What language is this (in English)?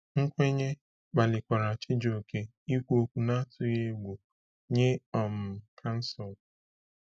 Igbo